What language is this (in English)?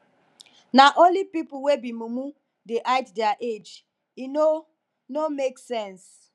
Nigerian Pidgin